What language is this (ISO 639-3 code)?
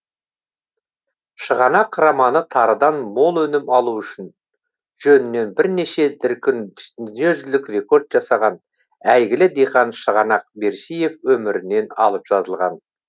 kaz